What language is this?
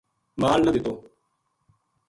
Gujari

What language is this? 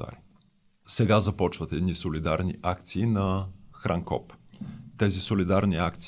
Bulgarian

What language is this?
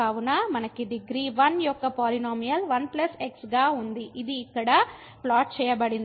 Telugu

